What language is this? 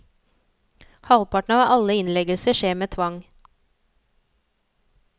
Norwegian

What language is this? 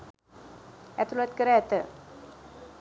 Sinhala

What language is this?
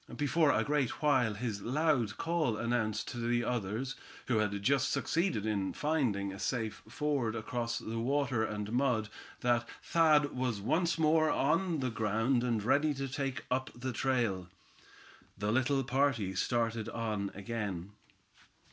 English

